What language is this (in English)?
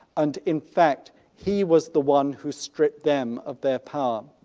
English